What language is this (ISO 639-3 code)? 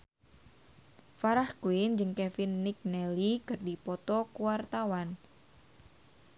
sun